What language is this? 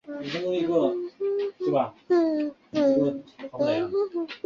Chinese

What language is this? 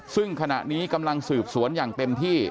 Thai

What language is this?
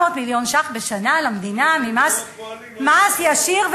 Hebrew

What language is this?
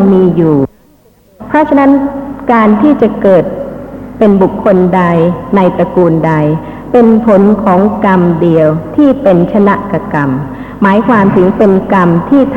Thai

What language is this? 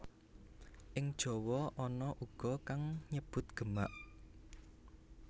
Javanese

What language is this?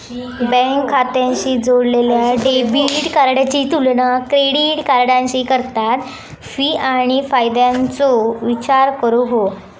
Marathi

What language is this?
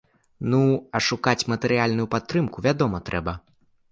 Belarusian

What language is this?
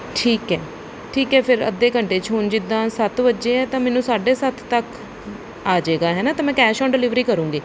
Punjabi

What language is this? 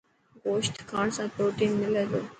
Dhatki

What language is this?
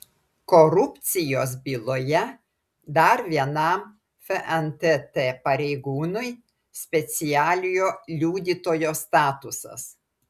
Lithuanian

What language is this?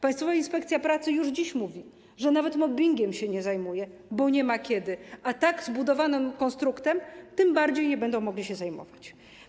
Polish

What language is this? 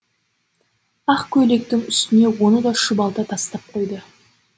Kazakh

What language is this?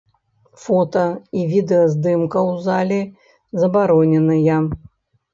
Belarusian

